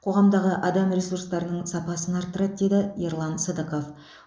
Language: Kazakh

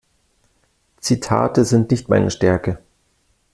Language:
German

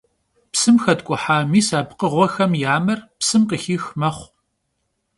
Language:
Kabardian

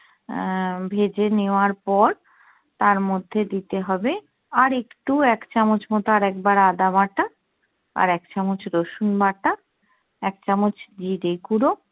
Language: Bangla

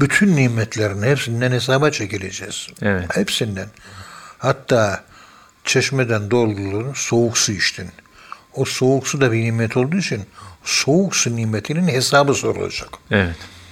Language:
Turkish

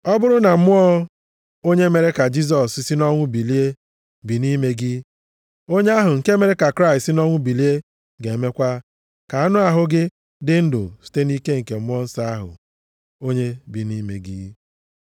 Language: Igbo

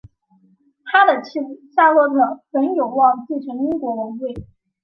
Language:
Chinese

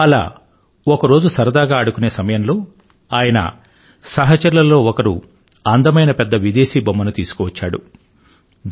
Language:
Telugu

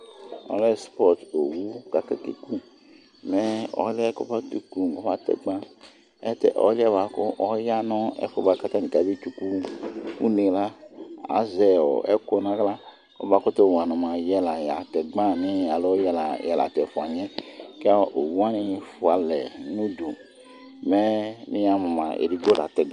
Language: Ikposo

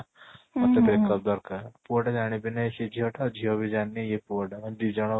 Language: Odia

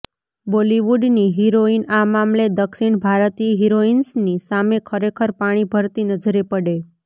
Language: Gujarati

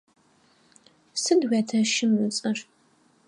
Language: Adyghe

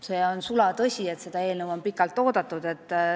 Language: Estonian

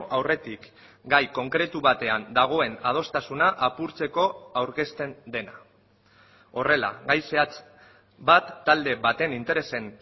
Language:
Basque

